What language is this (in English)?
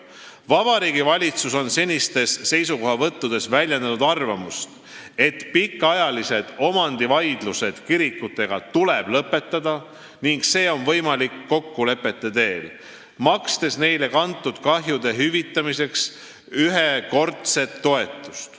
Estonian